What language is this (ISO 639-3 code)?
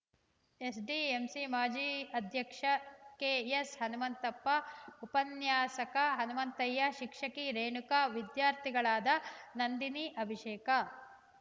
kan